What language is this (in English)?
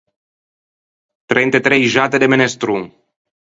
Ligurian